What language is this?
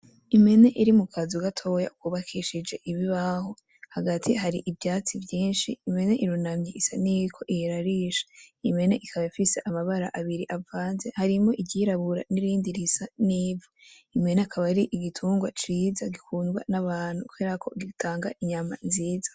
Rundi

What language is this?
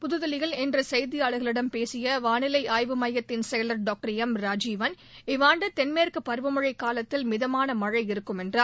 Tamil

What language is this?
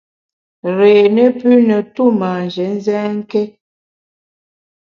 Bamun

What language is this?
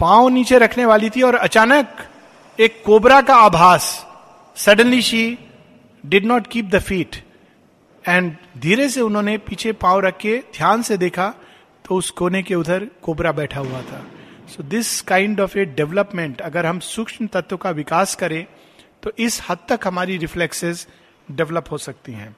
Hindi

